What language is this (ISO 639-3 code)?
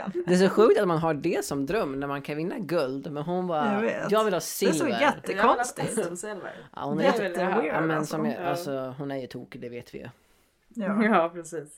swe